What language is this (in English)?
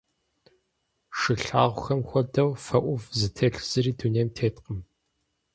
Kabardian